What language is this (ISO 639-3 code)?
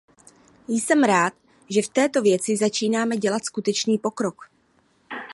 ces